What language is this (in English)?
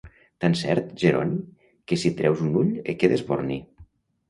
Catalan